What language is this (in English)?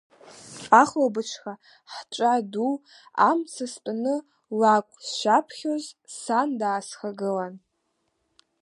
Abkhazian